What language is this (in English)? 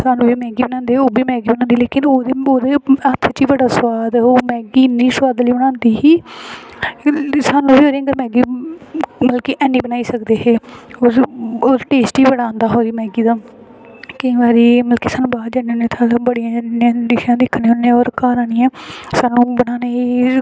Dogri